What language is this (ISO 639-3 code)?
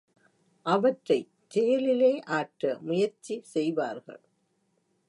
tam